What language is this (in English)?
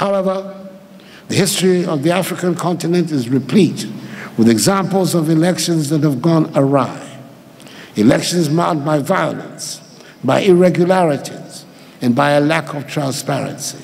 English